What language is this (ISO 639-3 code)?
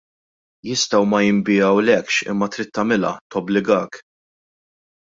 mlt